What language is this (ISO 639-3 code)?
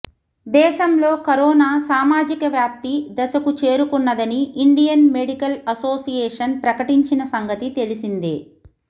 tel